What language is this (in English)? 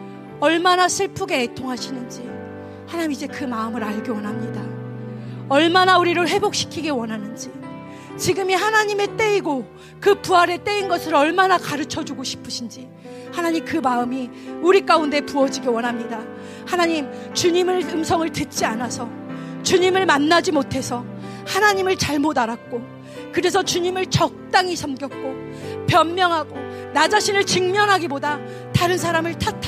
Korean